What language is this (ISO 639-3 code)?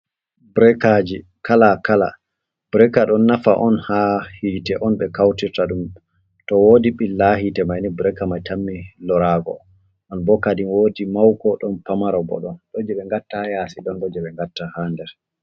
ful